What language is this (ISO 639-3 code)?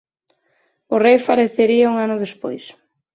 glg